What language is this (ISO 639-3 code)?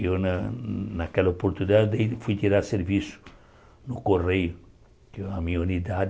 por